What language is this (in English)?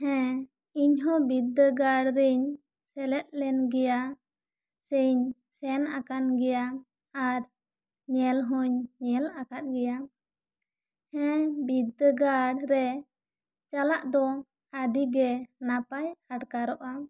Santali